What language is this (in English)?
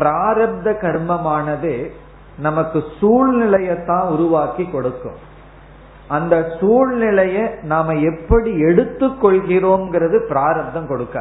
Tamil